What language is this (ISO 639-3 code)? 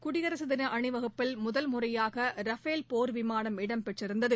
tam